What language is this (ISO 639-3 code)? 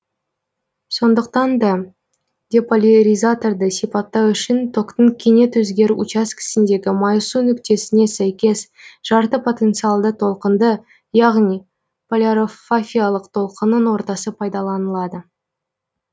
kaz